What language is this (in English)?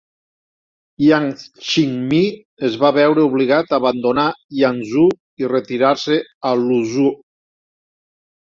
Catalan